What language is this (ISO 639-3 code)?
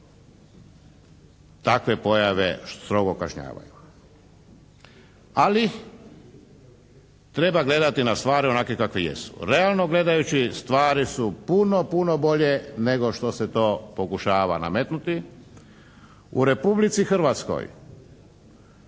hrv